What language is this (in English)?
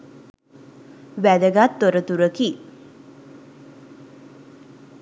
Sinhala